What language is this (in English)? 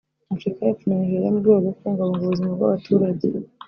Kinyarwanda